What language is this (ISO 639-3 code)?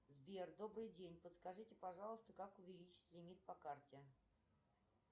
rus